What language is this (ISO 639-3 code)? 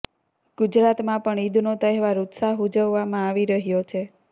guj